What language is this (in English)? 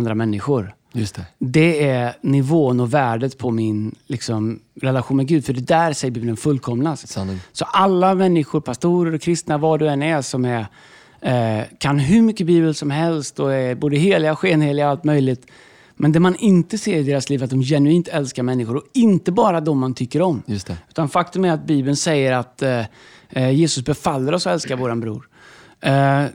Swedish